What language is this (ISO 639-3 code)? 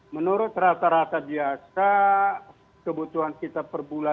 ind